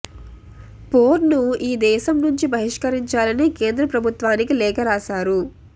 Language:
Telugu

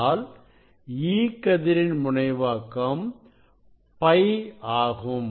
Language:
Tamil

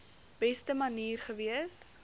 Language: Afrikaans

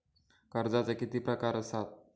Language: Marathi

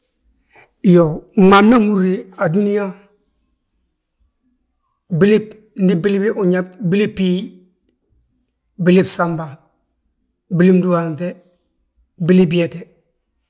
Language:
Balanta-Ganja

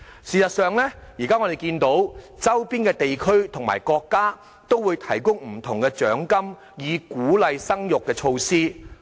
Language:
Cantonese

